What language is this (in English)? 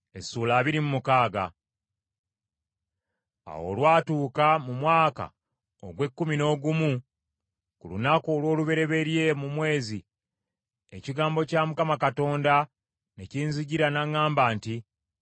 Ganda